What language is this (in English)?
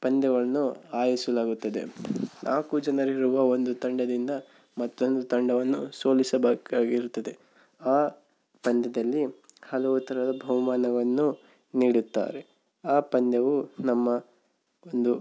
Kannada